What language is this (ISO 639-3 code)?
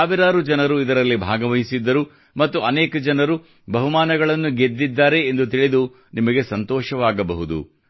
kan